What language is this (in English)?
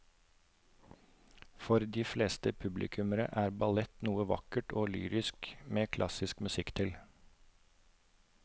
Norwegian